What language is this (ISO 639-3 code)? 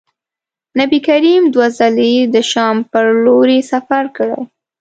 pus